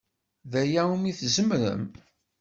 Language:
Kabyle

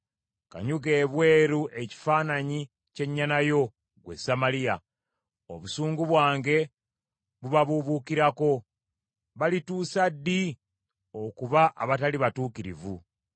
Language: Ganda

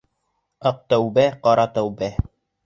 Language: Bashkir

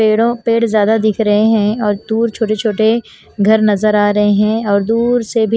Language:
Hindi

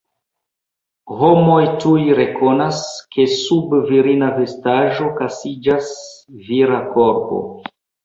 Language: Esperanto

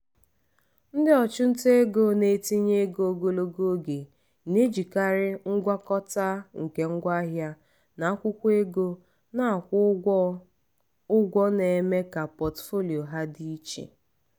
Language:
Igbo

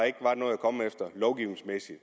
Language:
Danish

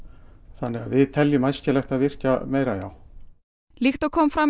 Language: Icelandic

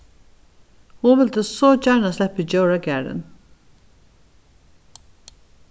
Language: Faroese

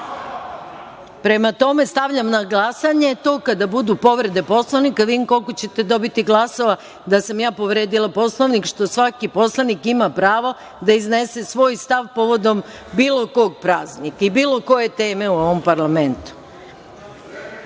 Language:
Serbian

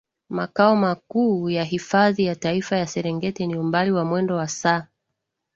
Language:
Swahili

